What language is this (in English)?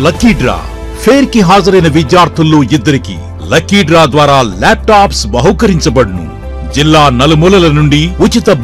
Telugu